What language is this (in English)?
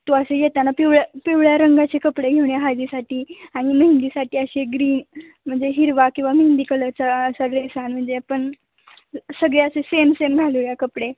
Marathi